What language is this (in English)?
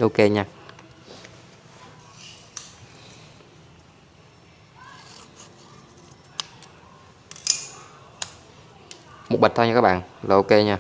Vietnamese